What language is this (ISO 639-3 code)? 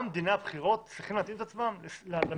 heb